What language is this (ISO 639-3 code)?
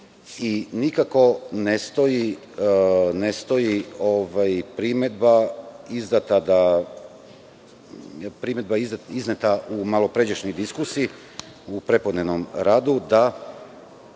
srp